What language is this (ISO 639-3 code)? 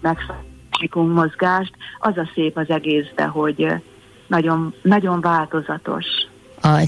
hun